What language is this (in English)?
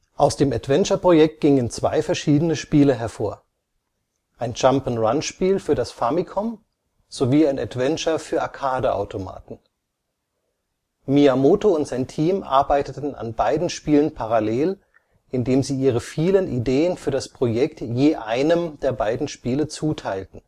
German